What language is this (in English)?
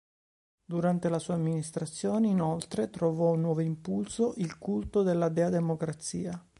Italian